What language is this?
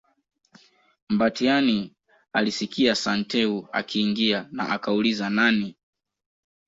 Swahili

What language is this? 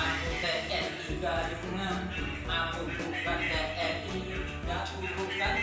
Indonesian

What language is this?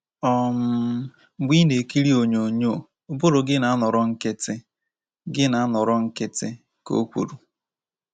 Igbo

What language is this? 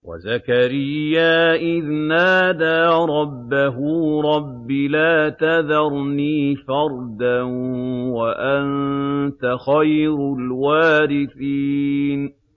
Arabic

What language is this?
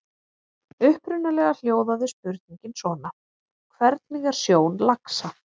Icelandic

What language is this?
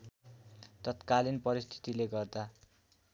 Nepali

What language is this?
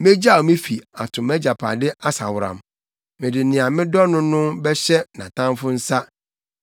Akan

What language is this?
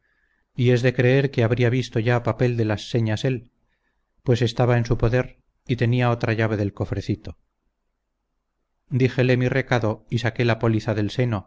Spanish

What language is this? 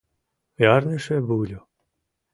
Mari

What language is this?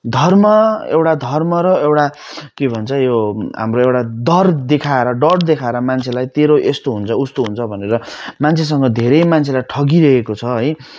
Nepali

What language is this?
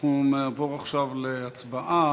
Hebrew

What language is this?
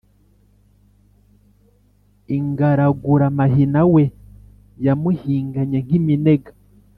Kinyarwanda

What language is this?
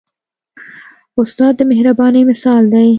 Pashto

